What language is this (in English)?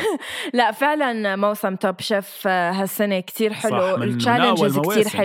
Arabic